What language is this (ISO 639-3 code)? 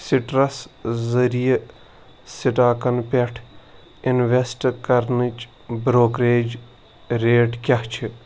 kas